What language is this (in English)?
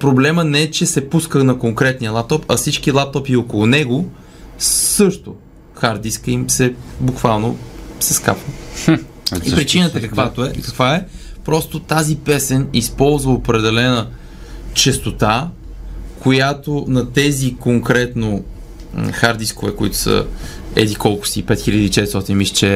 Bulgarian